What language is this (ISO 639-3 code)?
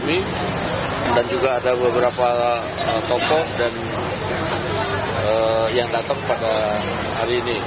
ind